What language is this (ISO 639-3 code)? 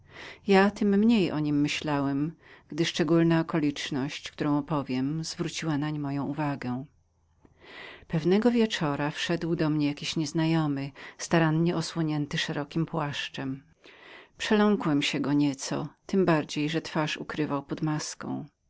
pol